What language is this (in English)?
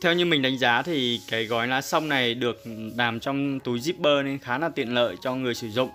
Vietnamese